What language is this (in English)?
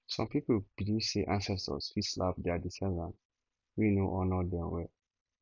Nigerian Pidgin